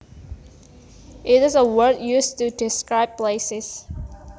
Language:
Javanese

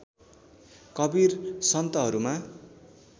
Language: Nepali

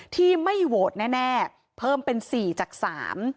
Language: Thai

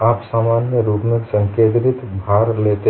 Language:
Hindi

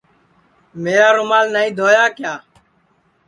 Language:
Sansi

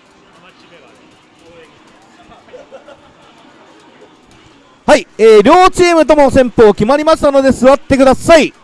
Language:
Japanese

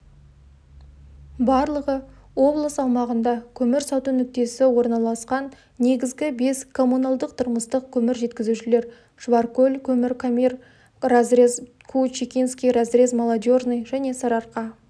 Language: Kazakh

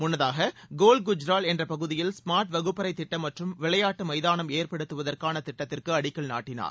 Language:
Tamil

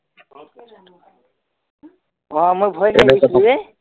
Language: Assamese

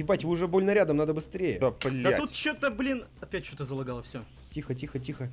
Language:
Russian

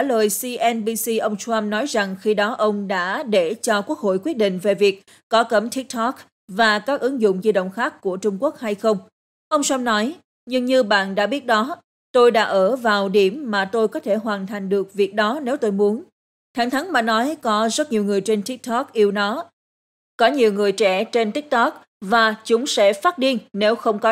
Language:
Vietnamese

